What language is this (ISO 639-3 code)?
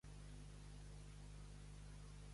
cat